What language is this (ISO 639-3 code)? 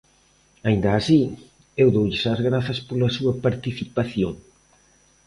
glg